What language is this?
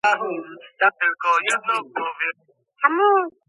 Georgian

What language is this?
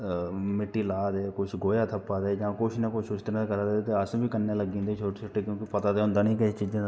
Dogri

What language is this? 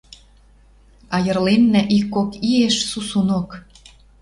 Western Mari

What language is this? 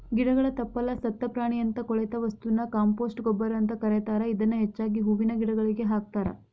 Kannada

